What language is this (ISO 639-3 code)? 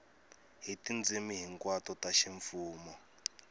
tso